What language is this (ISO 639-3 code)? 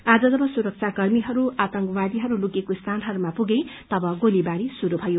nep